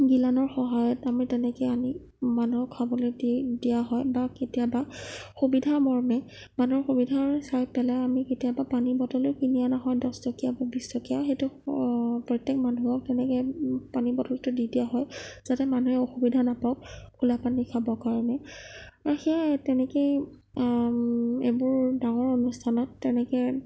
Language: Assamese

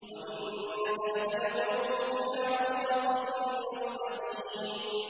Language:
Arabic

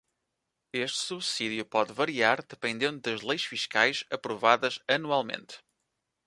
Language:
Portuguese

